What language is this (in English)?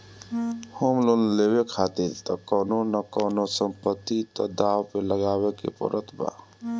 Bhojpuri